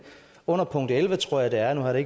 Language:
Danish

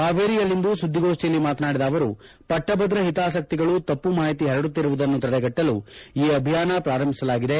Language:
Kannada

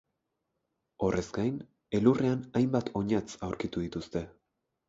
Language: Basque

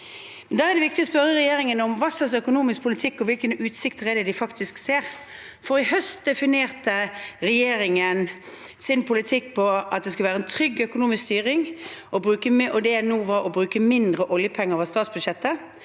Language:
Norwegian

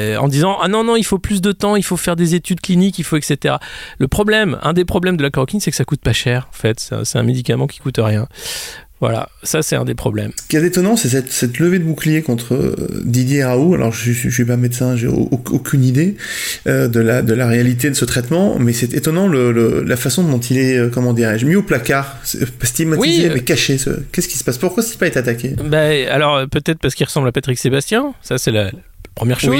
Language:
French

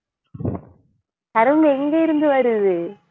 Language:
Tamil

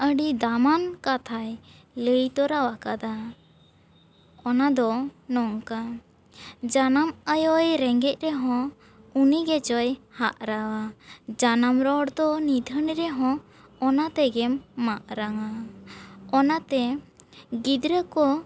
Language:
Santali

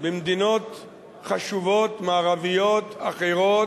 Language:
Hebrew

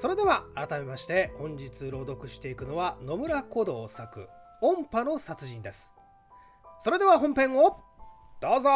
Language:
Japanese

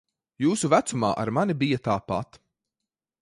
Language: Latvian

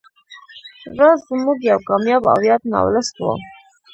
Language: Pashto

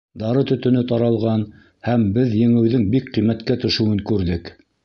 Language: Bashkir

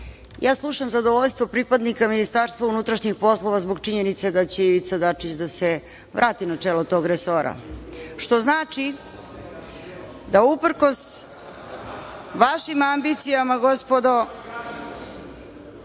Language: Serbian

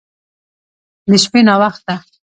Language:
Pashto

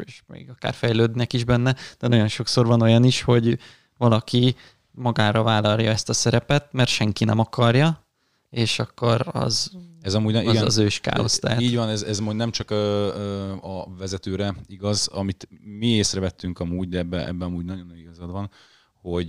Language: Hungarian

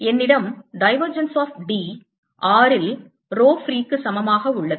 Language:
Tamil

